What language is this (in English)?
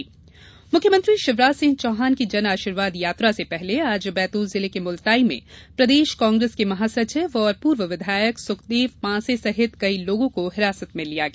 Hindi